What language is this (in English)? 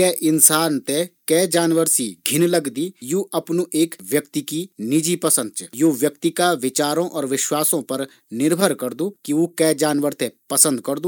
Garhwali